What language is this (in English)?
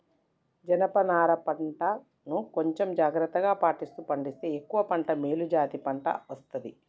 Telugu